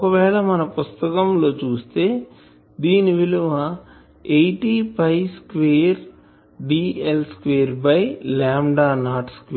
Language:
Telugu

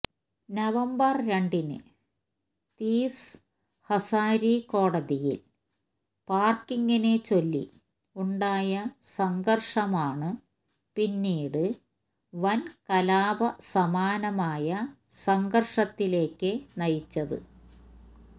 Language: Malayalam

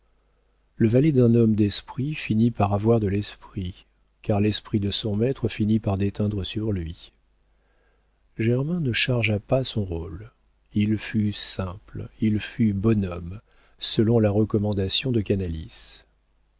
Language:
French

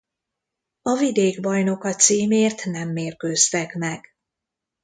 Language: Hungarian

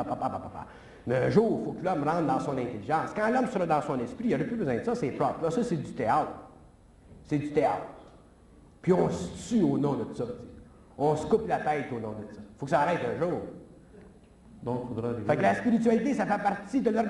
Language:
French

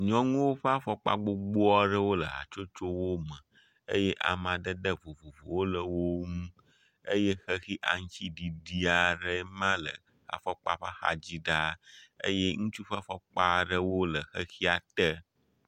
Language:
Ewe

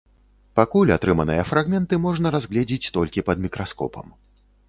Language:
Belarusian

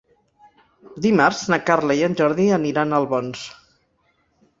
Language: Catalan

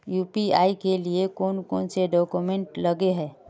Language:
Magahi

